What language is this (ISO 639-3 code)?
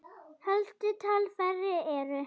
isl